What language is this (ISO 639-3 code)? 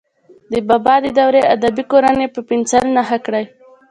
pus